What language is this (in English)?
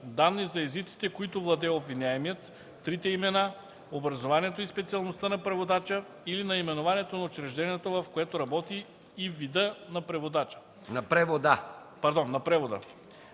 Bulgarian